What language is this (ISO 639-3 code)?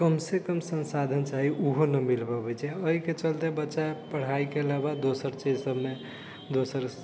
mai